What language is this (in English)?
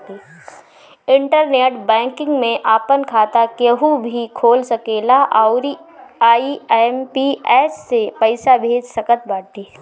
Bhojpuri